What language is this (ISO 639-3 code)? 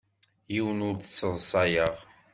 kab